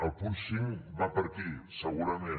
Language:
Catalan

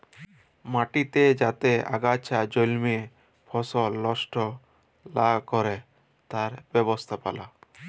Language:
Bangla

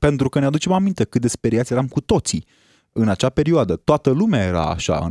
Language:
Romanian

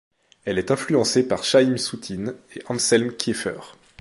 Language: French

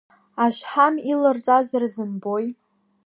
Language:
Abkhazian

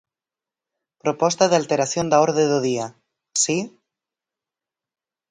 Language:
Galician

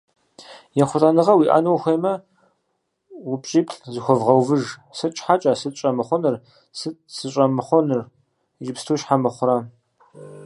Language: Kabardian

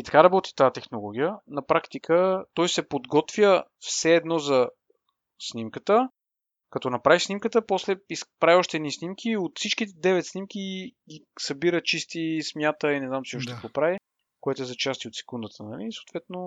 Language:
Bulgarian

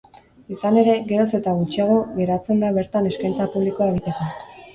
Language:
Basque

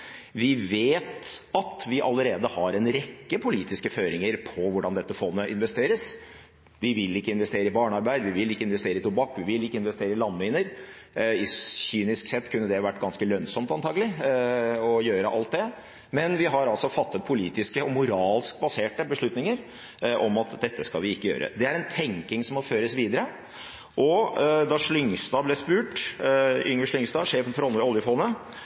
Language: Norwegian Bokmål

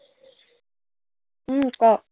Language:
Assamese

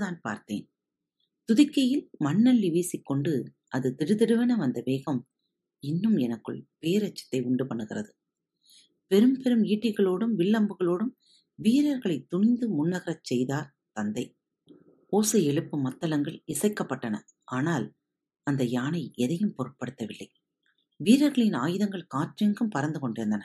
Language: Tamil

